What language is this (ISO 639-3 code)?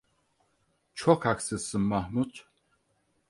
tur